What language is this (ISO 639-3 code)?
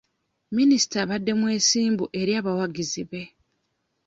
lug